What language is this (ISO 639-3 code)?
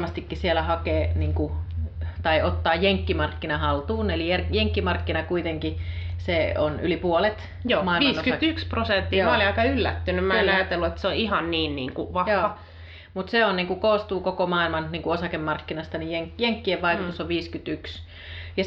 fin